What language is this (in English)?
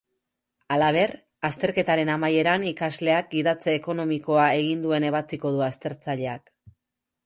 Basque